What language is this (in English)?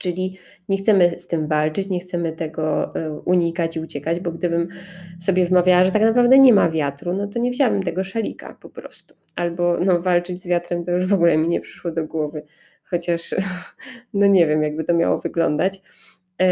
Polish